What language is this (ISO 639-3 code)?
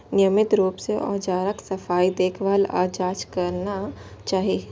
mai